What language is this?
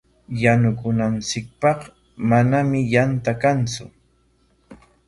Corongo Ancash Quechua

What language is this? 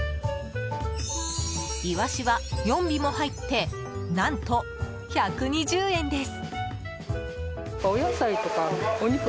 Japanese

